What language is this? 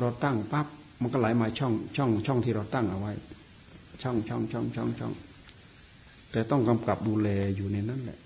Thai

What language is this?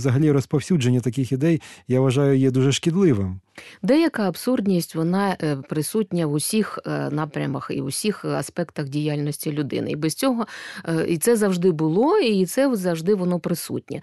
Ukrainian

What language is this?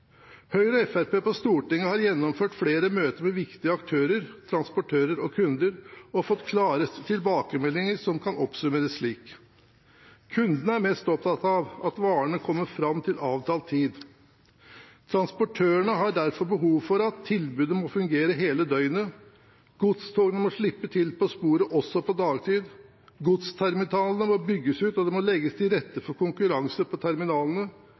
Norwegian Bokmål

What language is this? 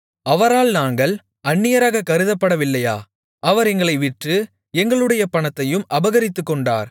Tamil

